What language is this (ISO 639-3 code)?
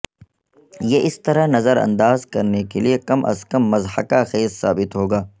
urd